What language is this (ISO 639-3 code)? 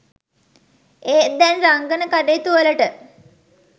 sin